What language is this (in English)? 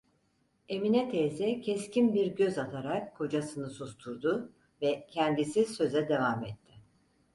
Turkish